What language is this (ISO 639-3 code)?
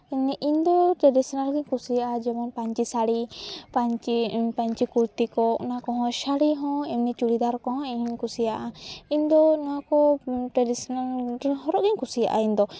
sat